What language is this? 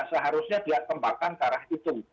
Indonesian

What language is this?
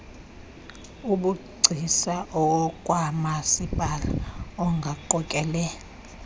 Xhosa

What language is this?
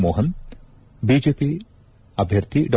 Kannada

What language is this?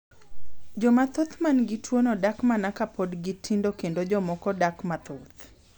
Luo (Kenya and Tanzania)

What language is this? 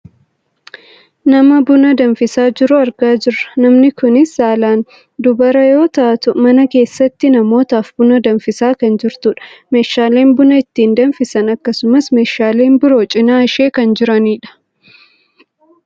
Oromo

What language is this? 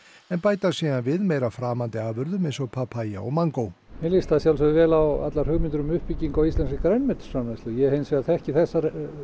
Icelandic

